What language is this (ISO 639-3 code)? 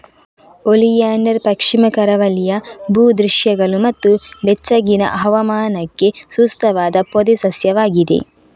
kan